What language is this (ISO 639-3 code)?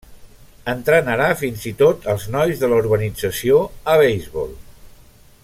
cat